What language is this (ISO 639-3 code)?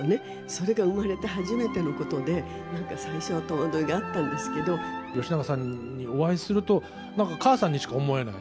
jpn